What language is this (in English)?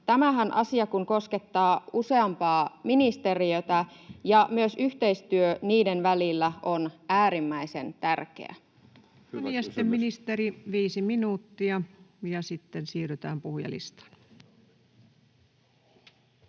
Finnish